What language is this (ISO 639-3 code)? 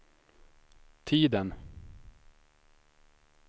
swe